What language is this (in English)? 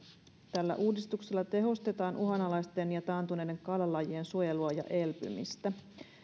Finnish